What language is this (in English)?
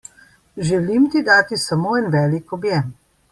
Slovenian